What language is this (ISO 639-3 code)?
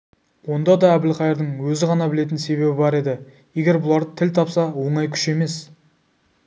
kaz